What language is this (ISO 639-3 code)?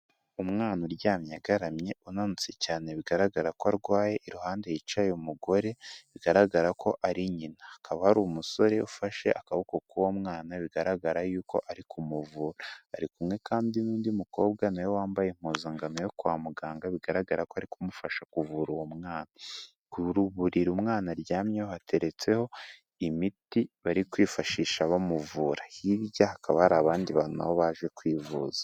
kin